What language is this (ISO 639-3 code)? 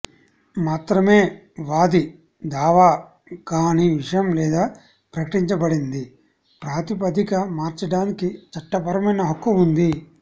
tel